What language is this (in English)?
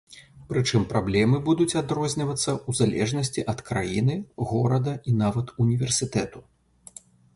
Belarusian